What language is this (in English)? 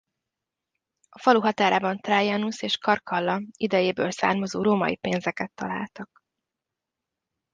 Hungarian